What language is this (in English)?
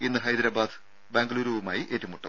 Malayalam